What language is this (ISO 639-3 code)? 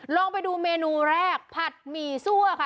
tha